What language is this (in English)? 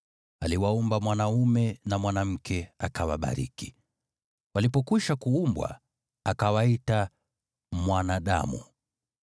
Swahili